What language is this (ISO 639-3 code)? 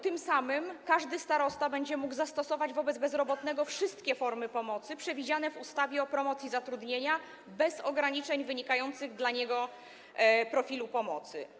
pol